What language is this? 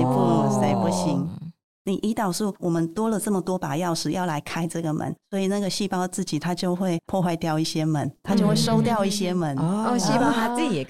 Chinese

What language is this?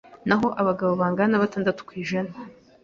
Kinyarwanda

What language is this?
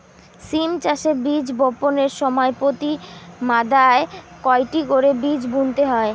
Bangla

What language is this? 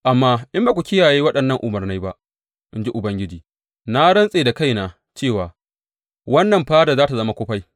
Hausa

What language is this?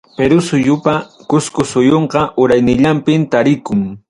Ayacucho Quechua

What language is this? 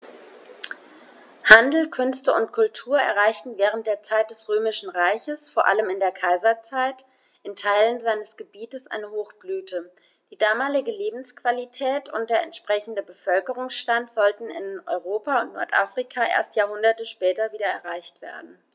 German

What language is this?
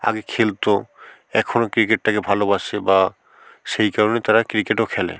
Bangla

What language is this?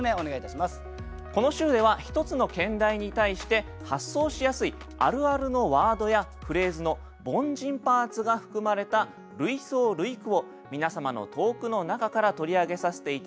Japanese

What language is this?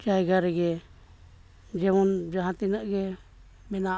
Santali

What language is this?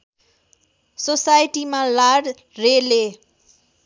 Nepali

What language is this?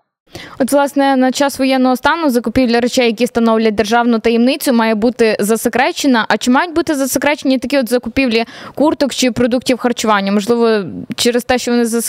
Ukrainian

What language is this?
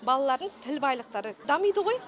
Kazakh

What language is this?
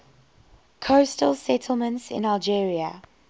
English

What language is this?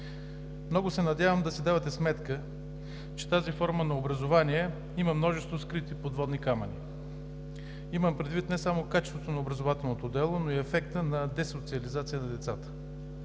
Bulgarian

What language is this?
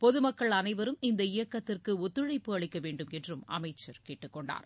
Tamil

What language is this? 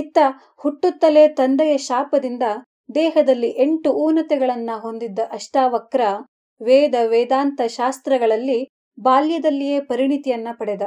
Kannada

